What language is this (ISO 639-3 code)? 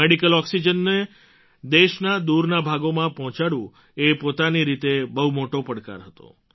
guj